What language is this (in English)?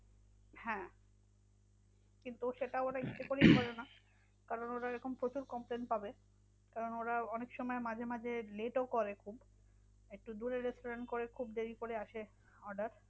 Bangla